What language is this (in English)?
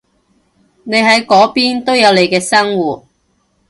Cantonese